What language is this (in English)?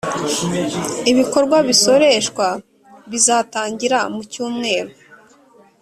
Kinyarwanda